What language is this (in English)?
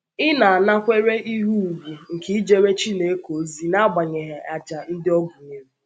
Igbo